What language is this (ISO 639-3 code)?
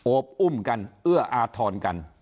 tha